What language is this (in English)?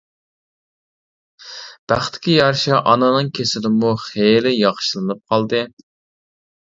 Uyghur